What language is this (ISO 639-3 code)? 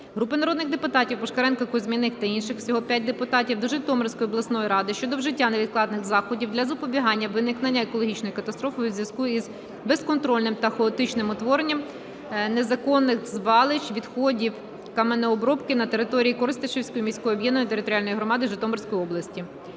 ukr